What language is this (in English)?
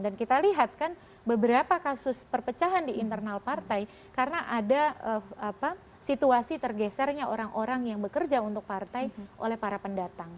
Indonesian